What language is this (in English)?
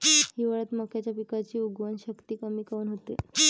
Marathi